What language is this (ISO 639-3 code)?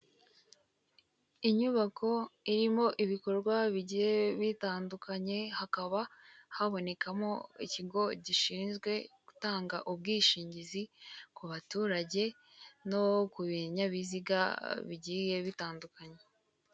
kin